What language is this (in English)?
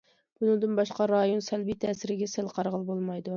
Uyghur